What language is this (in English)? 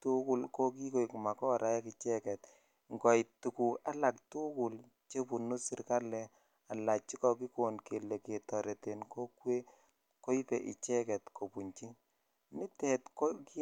Kalenjin